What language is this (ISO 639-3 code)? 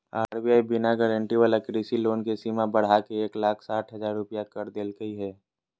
mag